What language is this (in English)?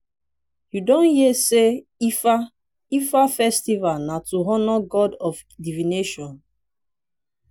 Nigerian Pidgin